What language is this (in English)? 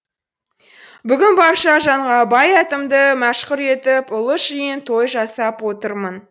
Kazakh